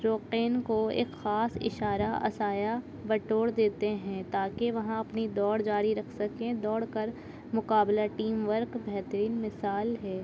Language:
Urdu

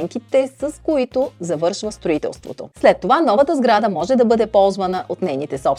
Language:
Bulgarian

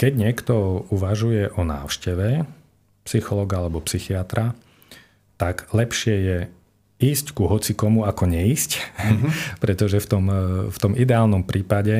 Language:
Slovak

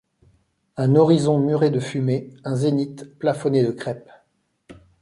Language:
French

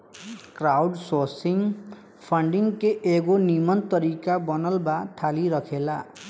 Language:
Bhojpuri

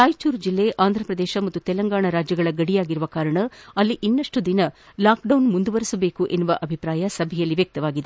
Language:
Kannada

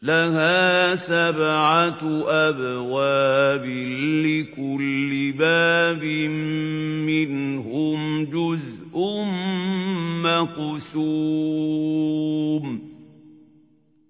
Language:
Arabic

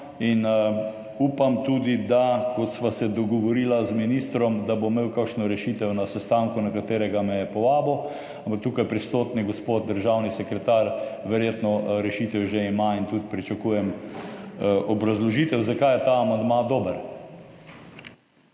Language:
Slovenian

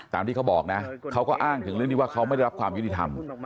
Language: Thai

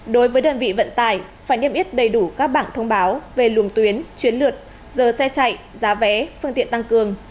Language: Vietnamese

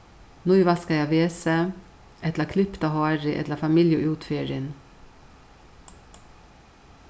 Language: Faroese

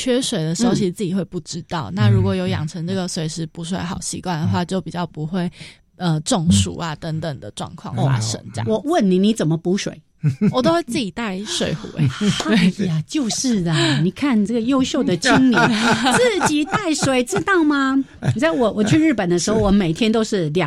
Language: Chinese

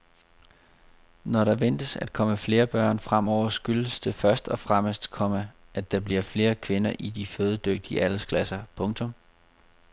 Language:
Danish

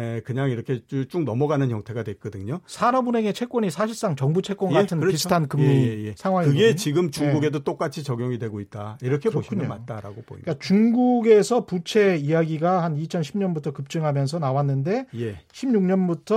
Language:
Korean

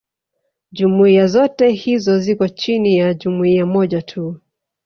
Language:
Swahili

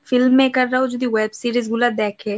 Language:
Bangla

